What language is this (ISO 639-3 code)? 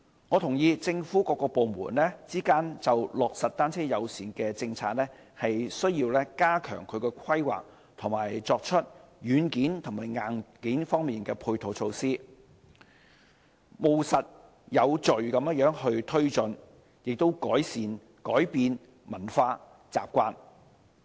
yue